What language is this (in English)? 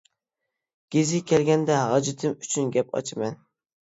Uyghur